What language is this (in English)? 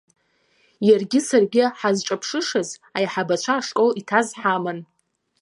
Abkhazian